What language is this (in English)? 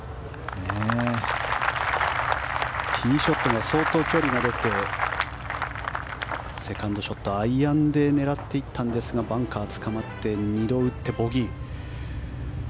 Japanese